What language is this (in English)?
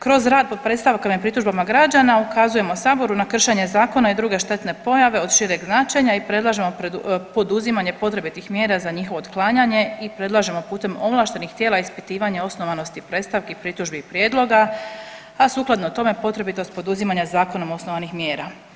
Croatian